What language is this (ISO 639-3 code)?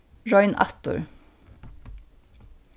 fao